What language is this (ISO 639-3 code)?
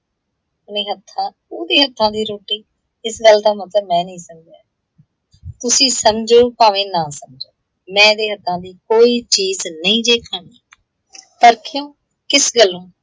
pan